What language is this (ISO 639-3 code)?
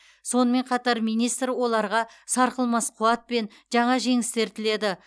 kaz